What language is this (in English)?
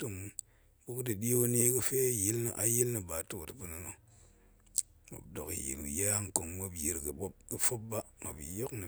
Goemai